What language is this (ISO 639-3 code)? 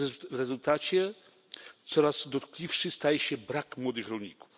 pol